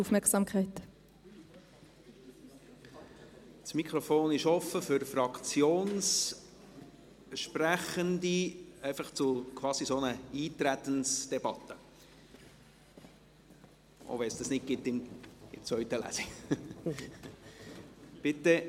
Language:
Swiss German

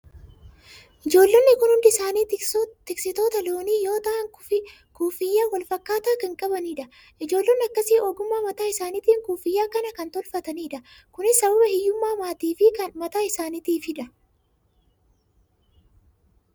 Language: Oromo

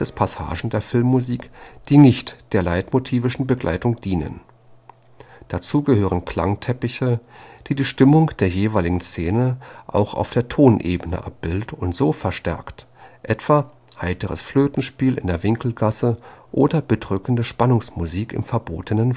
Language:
German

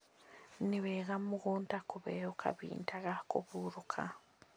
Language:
Kikuyu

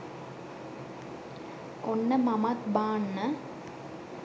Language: Sinhala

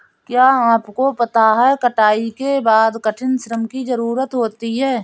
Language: Hindi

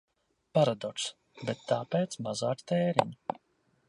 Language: Latvian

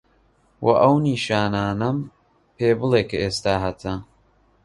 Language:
Central Kurdish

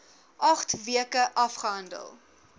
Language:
Afrikaans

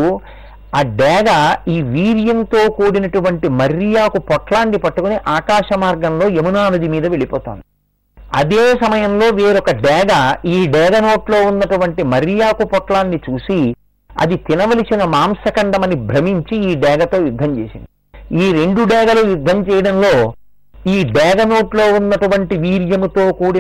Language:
Telugu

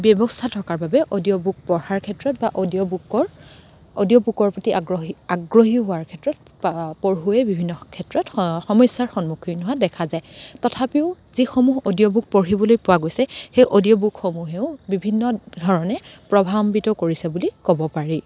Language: Assamese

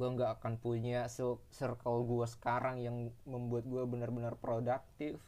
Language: Indonesian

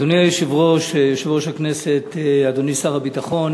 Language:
Hebrew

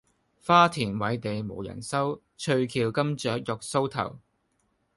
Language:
Cantonese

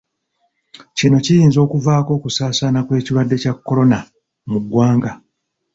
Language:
Ganda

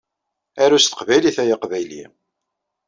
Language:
Kabyle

